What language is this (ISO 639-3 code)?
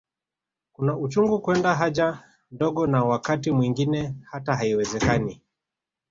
swa